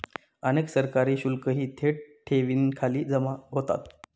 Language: Marathi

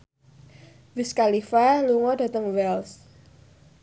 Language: Javanese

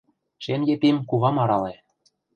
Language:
Mari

